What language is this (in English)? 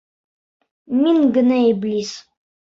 Bashkir